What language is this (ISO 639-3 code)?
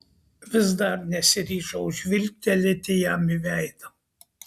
lit